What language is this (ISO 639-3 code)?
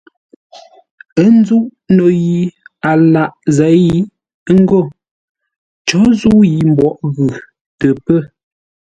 nla